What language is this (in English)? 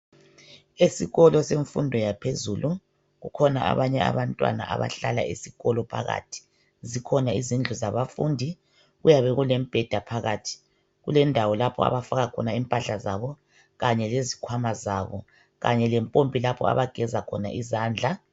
North Ndebele